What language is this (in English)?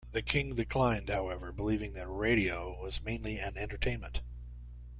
English